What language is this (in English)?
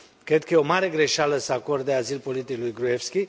Romanian